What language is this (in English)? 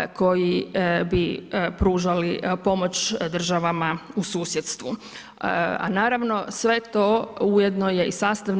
Croatian